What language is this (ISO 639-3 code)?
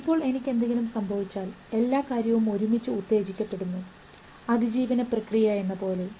mal